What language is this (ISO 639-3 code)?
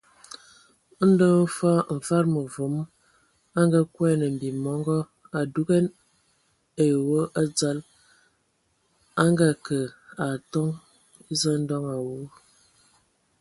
ewo